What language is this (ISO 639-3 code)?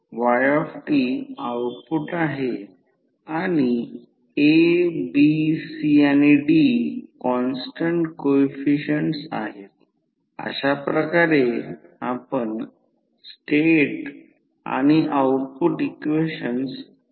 mar